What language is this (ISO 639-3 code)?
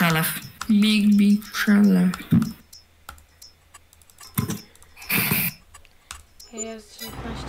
pol